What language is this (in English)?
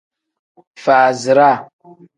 Tem